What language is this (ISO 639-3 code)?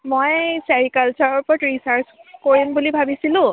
asm